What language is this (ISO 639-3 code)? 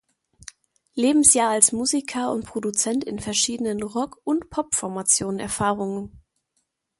deu